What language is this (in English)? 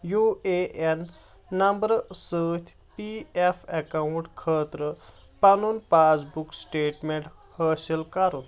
Kashmiri